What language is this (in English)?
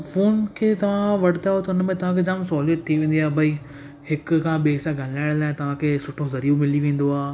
Sindhi